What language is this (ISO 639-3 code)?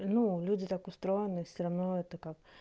rus